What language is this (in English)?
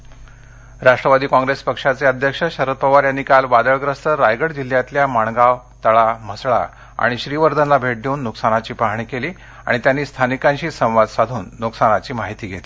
Marathi